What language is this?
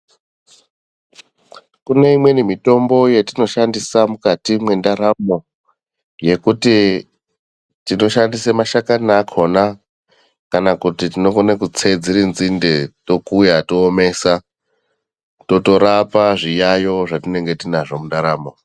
Ndau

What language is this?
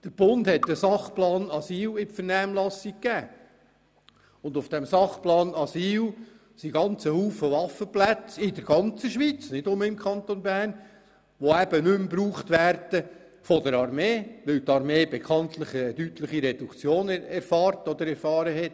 Swiss German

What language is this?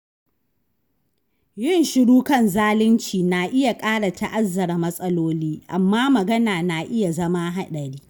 Hausa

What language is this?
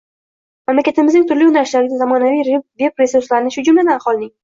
Uzbek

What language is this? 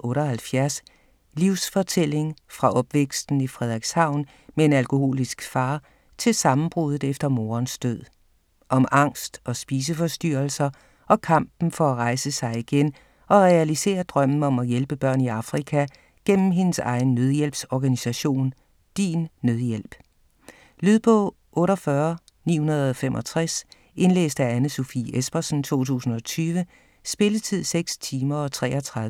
Danish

